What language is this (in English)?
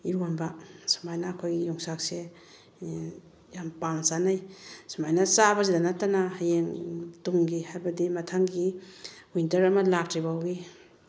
Manipuri